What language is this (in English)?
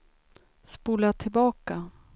Swedish